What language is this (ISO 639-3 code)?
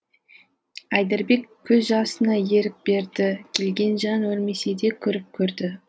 kaz